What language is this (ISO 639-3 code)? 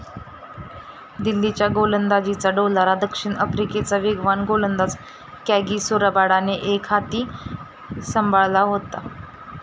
mar